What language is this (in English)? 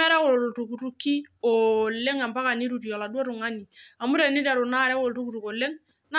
Masai